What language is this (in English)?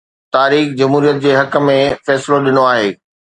Sindhi